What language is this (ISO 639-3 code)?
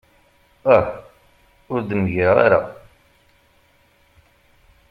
kab